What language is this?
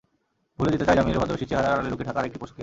Bangla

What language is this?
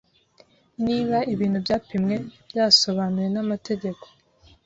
Kinyarwanda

